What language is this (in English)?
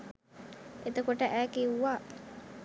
Sinhala